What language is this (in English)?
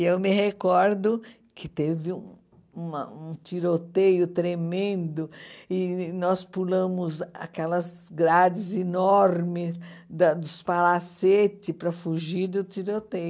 Portuguese